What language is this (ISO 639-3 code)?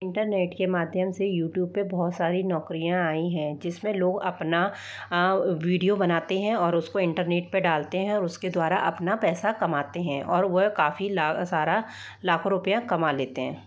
hin